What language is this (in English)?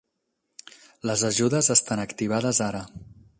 Catalan